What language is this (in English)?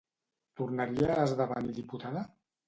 Catalan